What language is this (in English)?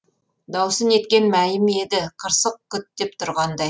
Kazakh